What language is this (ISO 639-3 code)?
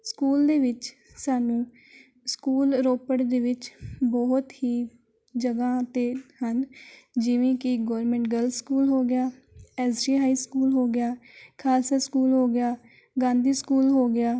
pan